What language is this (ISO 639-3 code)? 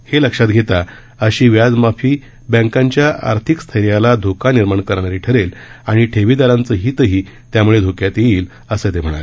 mar